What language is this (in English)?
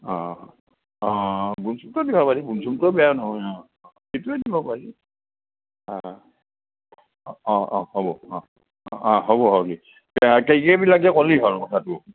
Assamese